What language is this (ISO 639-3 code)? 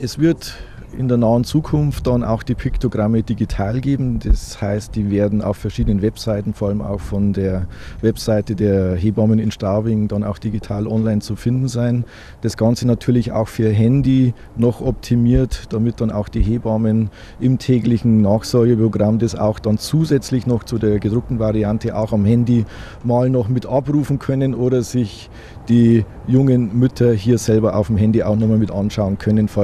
deu